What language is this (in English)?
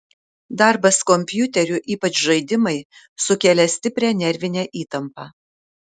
Lithuanian